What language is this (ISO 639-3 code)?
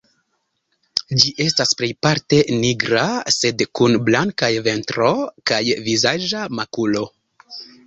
epo